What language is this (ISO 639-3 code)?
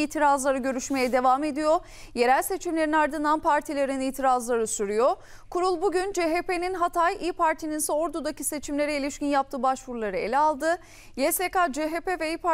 tur